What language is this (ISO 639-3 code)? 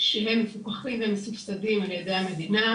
heb